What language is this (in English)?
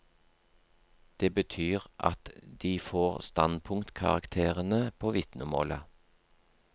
Norwegian